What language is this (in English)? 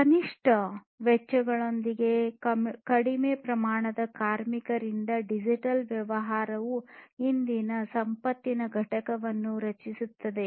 Kannada